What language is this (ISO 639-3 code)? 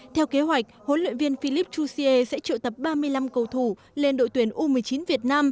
vie